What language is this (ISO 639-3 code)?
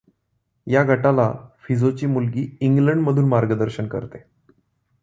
mar